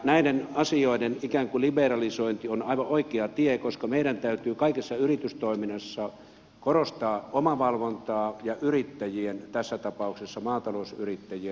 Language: Finnish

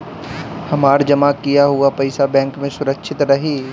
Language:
Bhojpuri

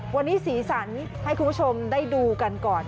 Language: Thai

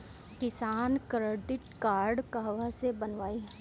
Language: Bhojpuri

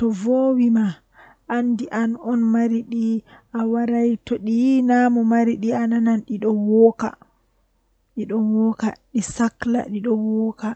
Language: Western Niger Fulfulde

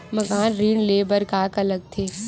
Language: Chhattisgarhi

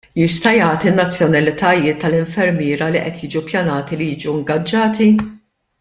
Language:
Maltese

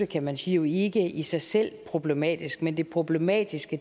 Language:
Danish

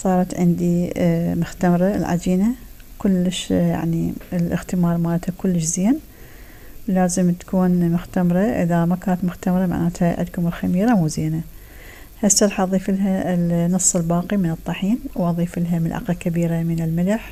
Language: Arabic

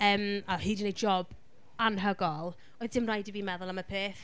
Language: Welsh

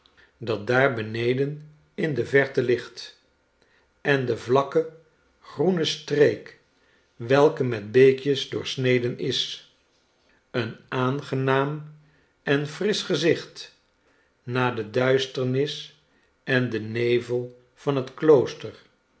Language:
Dutch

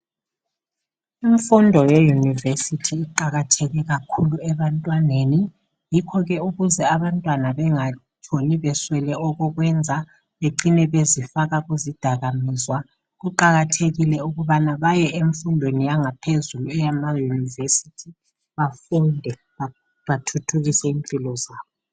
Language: North Ndebele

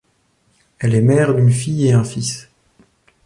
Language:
French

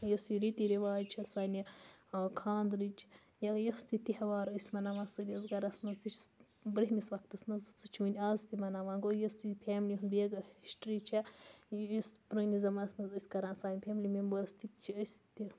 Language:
Kashmiri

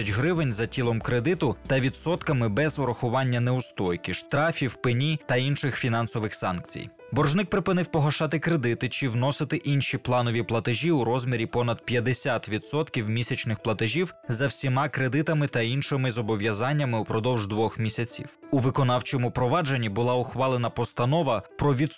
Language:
Ukrainian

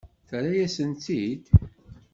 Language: Kabyle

